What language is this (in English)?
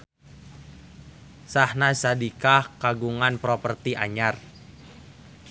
Sundanese